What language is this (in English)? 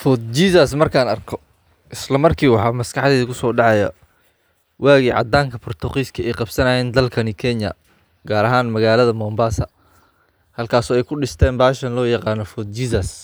Somali